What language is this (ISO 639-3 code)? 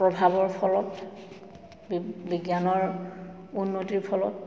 asm